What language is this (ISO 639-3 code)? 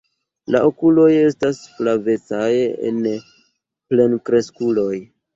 epo